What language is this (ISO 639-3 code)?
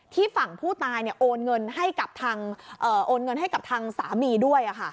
tha